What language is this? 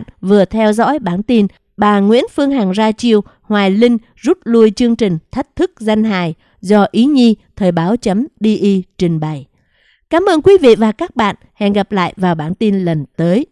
Vietnamese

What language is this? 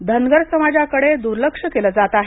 Marathi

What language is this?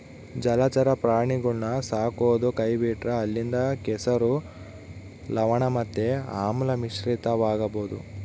Kannada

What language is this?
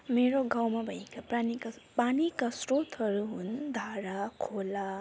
Nepali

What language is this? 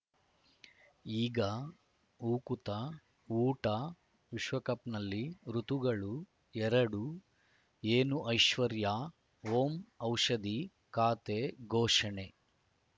Kannada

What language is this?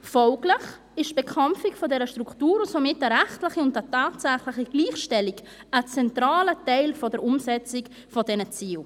Swiss German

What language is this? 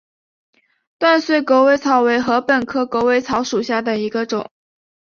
Chinese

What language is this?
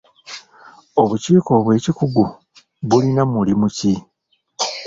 Ganda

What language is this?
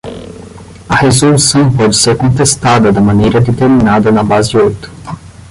Portuguese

